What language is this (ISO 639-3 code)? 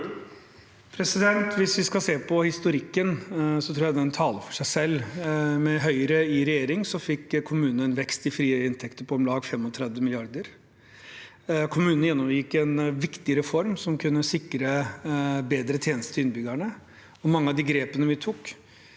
nor